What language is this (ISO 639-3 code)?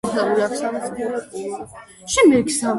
kat